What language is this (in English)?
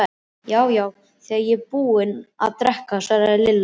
Icelandic